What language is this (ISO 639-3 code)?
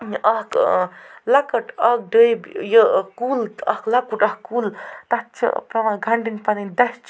kas